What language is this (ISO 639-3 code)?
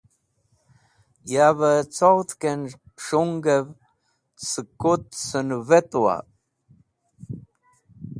wbl